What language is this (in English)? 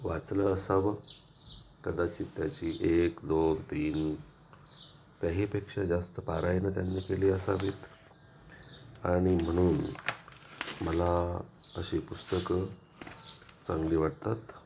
Marathi